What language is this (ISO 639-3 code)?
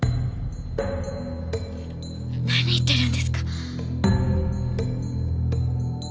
jpn